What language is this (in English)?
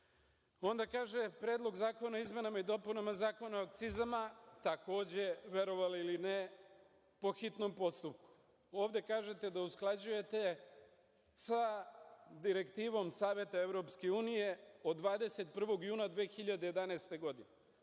Serbian